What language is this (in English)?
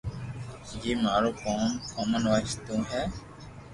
Loarki